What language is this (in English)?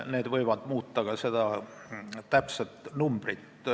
Estonian